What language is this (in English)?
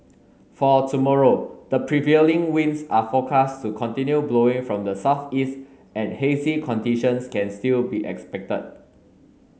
English